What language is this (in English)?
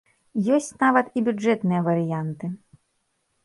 Belarusian